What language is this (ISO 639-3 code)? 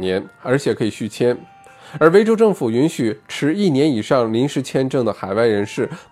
zho